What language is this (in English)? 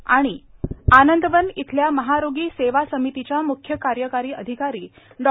Marathi